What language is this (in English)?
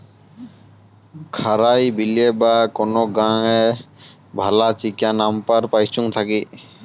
Bangla